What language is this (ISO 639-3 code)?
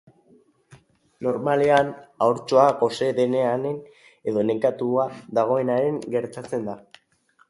eus